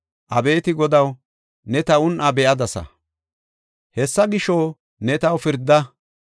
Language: Gofa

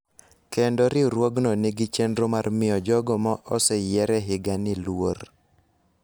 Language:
Luo (Kenya and Tanzania)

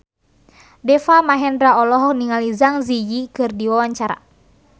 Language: Sundanese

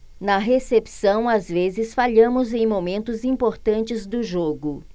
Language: Portuguese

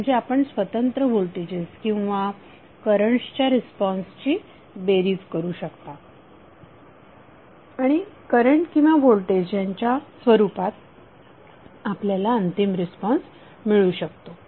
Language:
Marathi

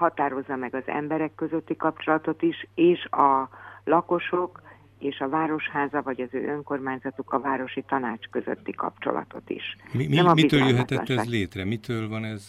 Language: Hungarian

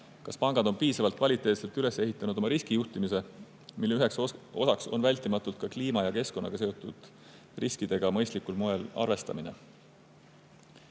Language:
Estonian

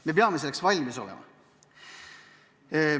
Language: Estonian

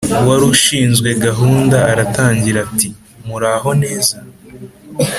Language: Kinyarwanda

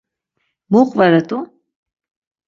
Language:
Laz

